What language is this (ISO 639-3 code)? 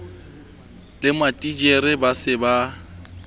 sot